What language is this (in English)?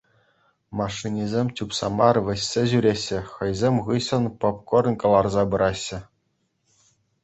Chuvash